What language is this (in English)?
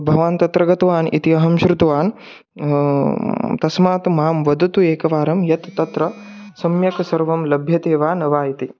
Sanskrit